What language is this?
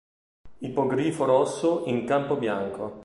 Italian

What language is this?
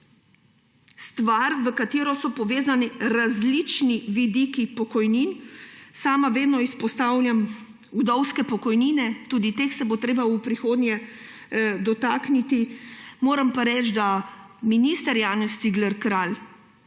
Slovenian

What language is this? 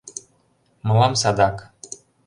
Mari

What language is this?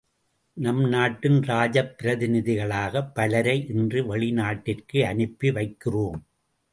Tamil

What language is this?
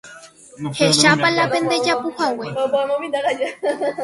Guarani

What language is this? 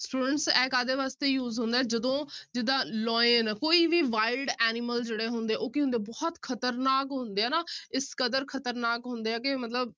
Punjabi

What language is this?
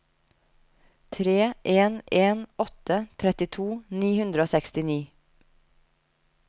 Norwegian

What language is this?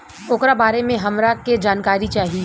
Bhojpuri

